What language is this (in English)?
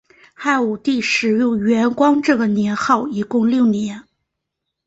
Chinese